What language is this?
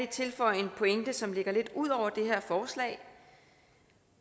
Danish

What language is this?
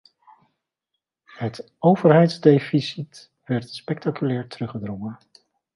Dutch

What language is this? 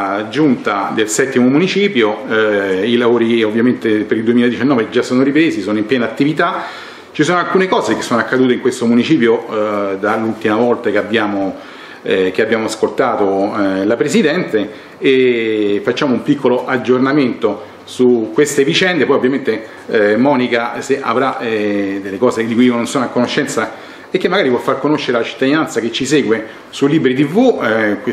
Italian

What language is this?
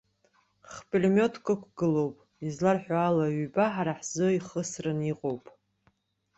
Abkhazian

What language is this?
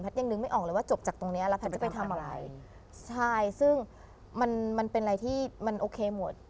Thai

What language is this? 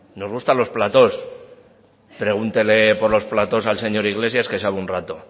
Spanish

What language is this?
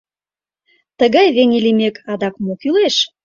Mari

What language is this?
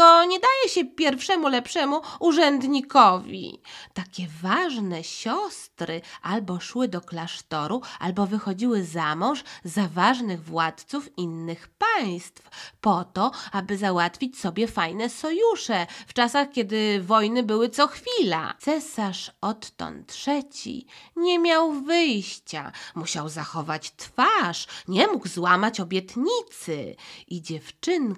Polish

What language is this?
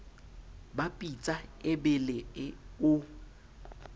Southern Sotho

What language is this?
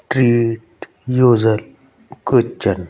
Punjabi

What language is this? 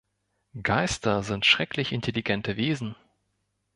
German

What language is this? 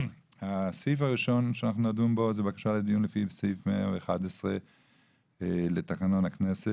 Hebrew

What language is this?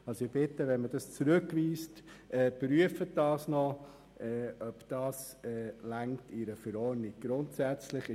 Swiss German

